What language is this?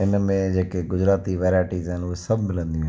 Sindhi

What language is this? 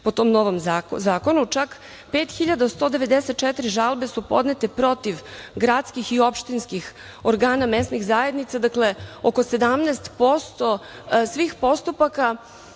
Serbian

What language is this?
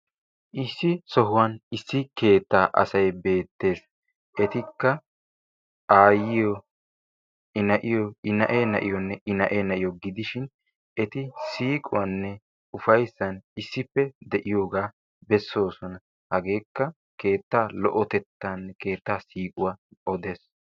Wolaytta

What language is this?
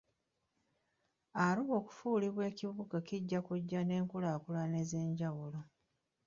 Ganda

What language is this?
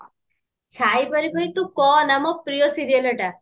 Odia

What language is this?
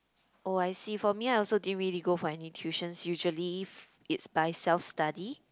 English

